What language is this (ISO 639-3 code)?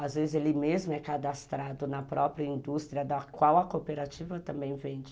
por